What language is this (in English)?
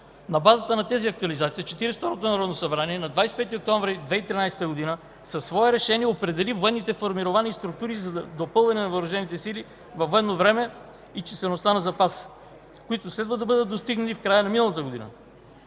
Bulgarian